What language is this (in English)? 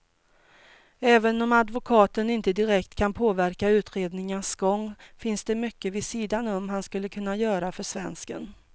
Swedish